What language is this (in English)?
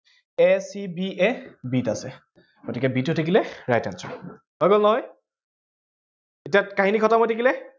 Assamese